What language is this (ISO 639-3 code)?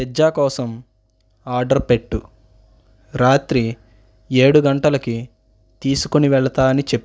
tel